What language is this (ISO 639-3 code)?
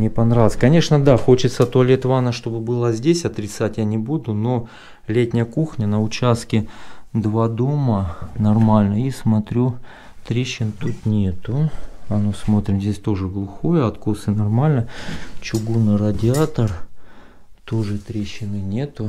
rus